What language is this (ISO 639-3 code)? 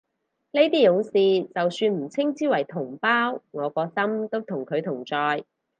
yue